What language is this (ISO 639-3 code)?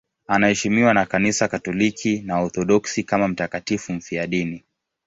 swa